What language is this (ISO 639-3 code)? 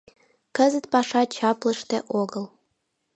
chm